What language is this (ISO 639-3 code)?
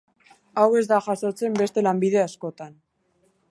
eus